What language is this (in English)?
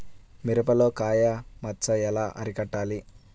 Telugu